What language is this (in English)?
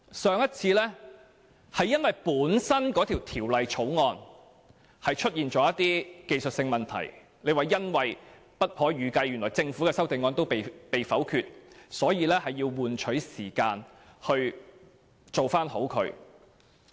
Cantonese